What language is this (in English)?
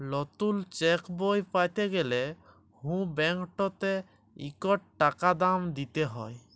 Bangla